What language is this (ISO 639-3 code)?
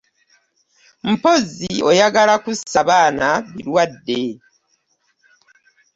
lug